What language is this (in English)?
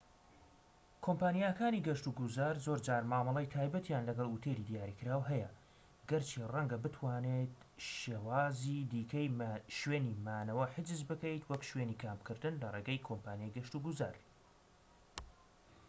Central Kurdish